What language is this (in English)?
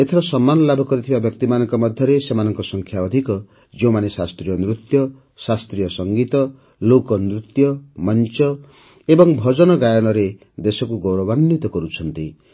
Odia